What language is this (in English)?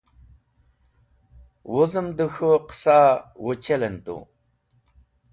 Wakhi